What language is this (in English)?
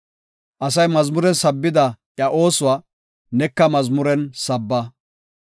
Gofa